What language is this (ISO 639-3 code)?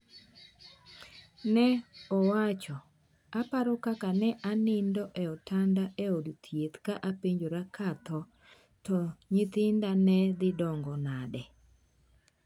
luo